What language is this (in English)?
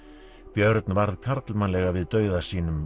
Icelandic